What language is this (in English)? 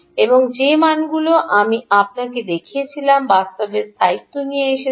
Bangla